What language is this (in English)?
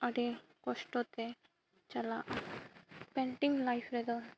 Santali